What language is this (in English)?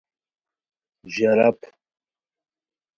Khowar